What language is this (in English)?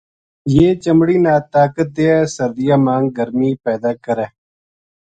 Gujari